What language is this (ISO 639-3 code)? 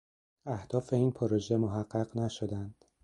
fas